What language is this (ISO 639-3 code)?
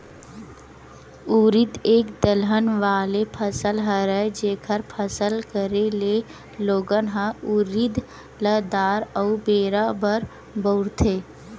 hne